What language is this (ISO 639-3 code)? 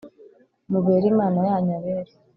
kin